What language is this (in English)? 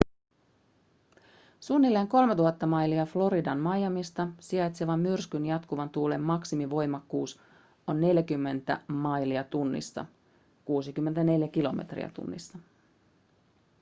Finnish